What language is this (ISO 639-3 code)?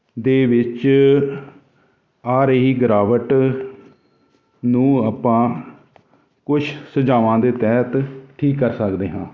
pan